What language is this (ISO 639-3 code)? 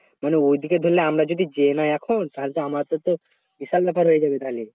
ben